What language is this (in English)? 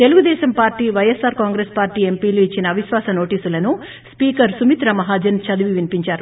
Telugu